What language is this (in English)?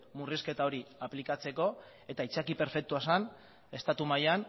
Basque